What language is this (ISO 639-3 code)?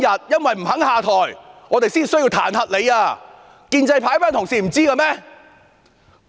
yue